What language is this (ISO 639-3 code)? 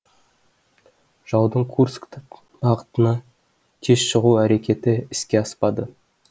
kaz